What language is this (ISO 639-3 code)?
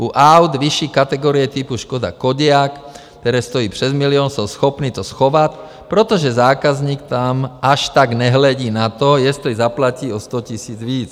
ces